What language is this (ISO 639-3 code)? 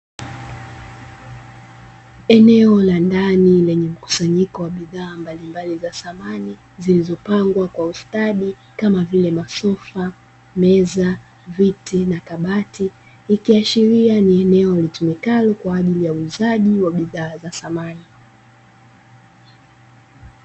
swa